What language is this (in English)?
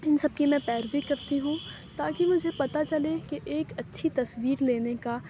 Urdu